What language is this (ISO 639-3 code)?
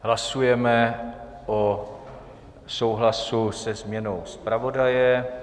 ces